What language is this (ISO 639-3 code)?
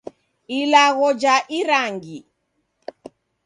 dav